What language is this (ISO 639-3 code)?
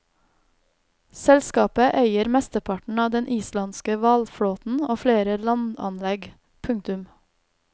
nor